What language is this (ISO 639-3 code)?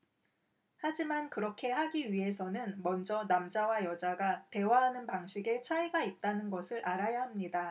kor